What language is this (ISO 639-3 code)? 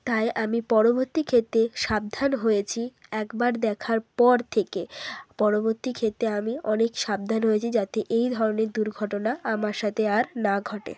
ben